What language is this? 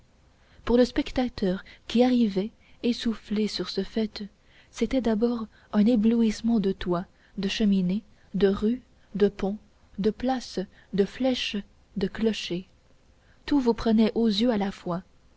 French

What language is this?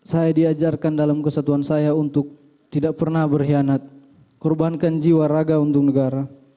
Indonesian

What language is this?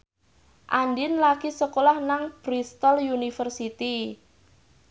Javanese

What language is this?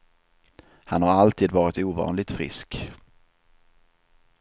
Swedish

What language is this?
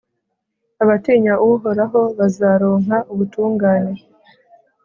Kinyarwanda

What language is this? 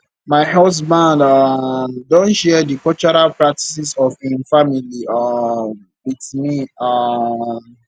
Nigerian Pidgin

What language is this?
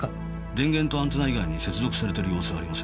Japanese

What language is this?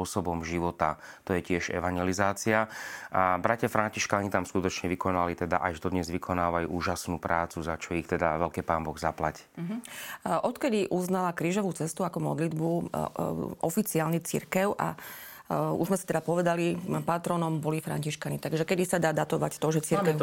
Slovak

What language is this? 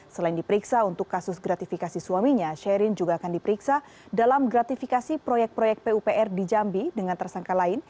Indonesian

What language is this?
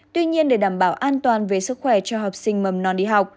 Vietnamese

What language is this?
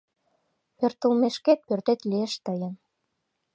Mari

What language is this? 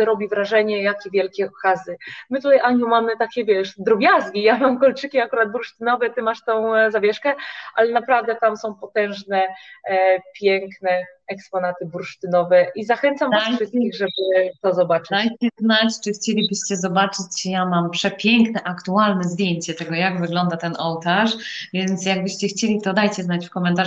Polish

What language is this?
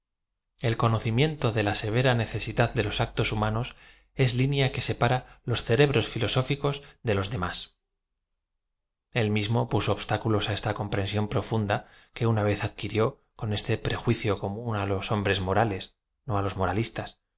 Spanish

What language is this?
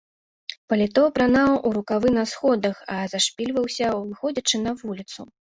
Belarusian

